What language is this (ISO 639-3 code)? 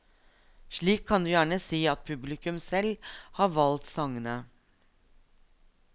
nor